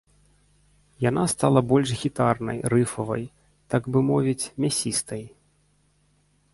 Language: Belarusian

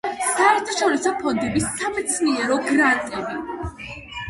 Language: Georgian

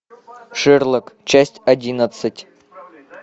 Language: Russian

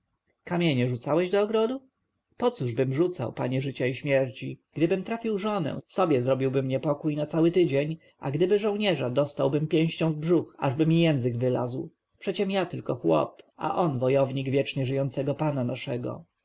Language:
Polish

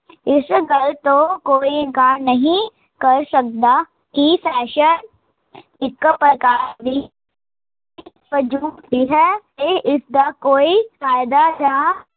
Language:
Punjabi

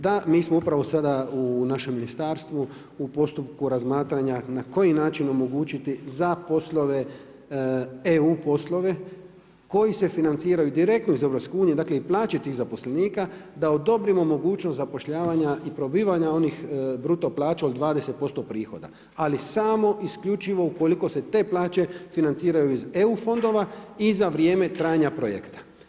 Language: Croatian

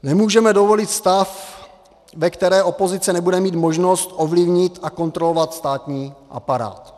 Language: Czech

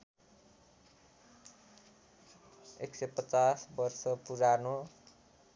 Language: Nepali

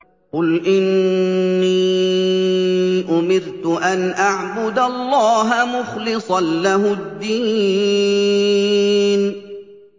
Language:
Arabic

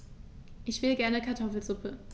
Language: German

